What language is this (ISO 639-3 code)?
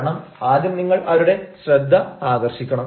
mal